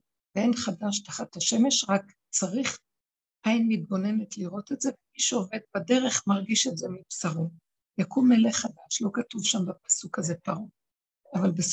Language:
Hebrew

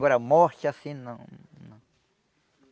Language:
Portuguese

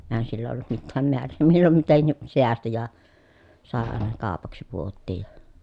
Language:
Finnish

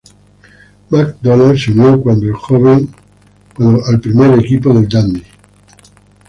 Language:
Spanish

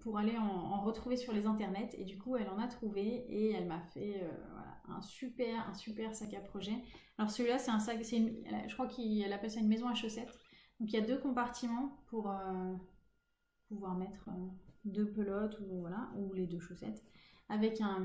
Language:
French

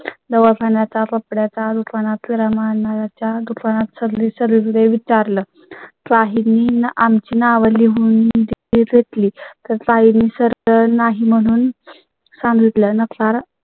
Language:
Marathi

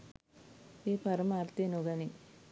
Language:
Sinhala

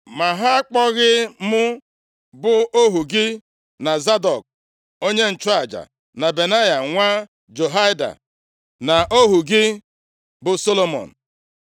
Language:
Igbo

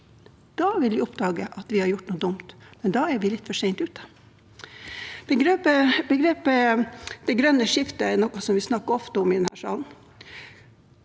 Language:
Norwegian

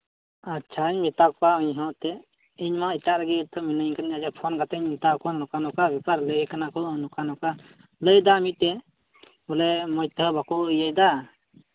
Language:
Santali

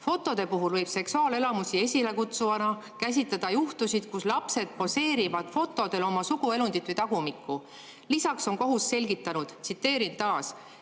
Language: Estonian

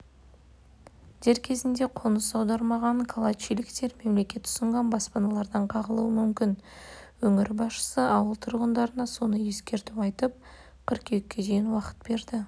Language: Kazakh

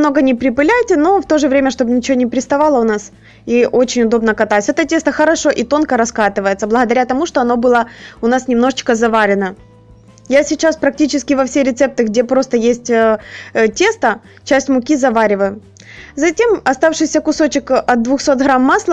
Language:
Russian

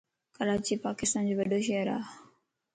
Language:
Lasi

